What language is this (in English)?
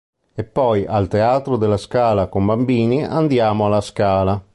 Italian